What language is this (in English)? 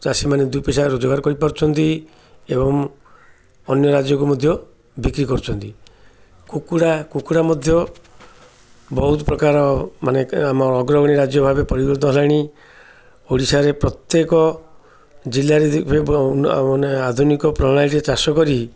Odia